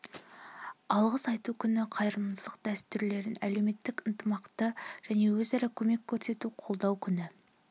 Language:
Kazakh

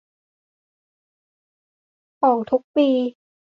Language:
Thai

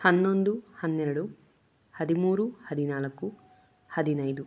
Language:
Kannada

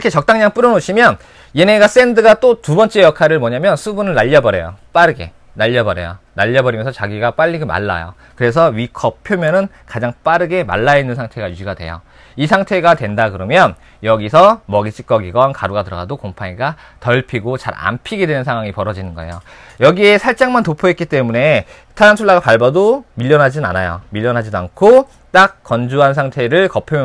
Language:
Korean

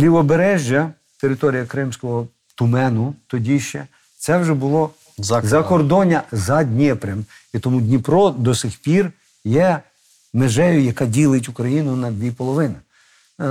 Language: Ukrainian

